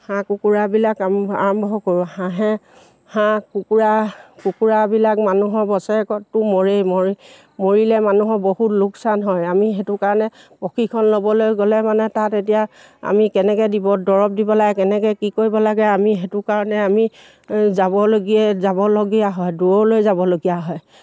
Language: Assamese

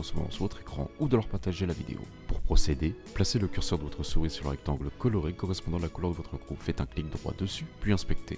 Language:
French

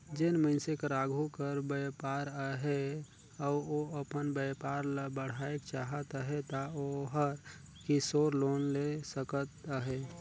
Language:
Chhattisgarhi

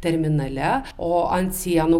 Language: Lithuanian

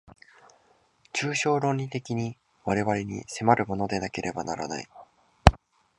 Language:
Japanese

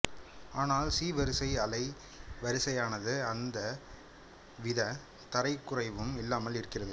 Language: Tamil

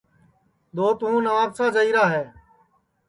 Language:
Sansi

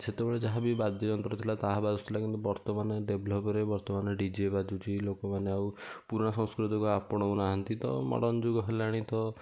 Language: Odia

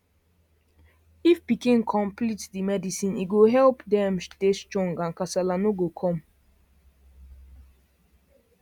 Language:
Nigerian Pidgin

